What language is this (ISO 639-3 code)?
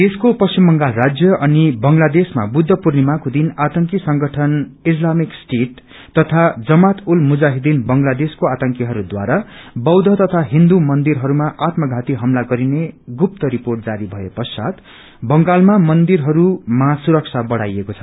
nep